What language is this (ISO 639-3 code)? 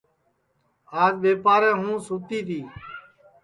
ssi